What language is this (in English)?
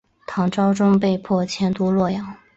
Chinese